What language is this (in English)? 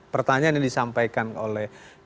Indonesian